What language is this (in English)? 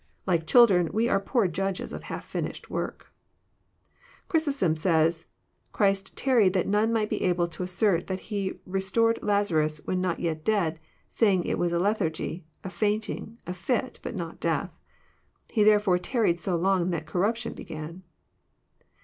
English